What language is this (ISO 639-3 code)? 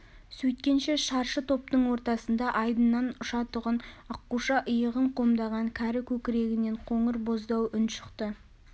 kaz